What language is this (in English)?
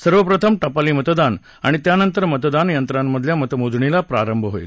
Marathi